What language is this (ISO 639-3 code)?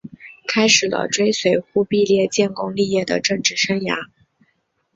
zho